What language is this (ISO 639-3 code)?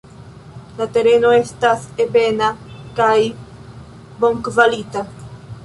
epo